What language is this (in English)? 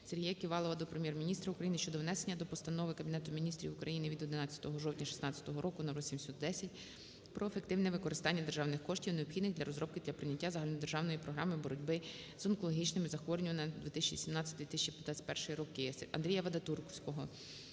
Ukrainian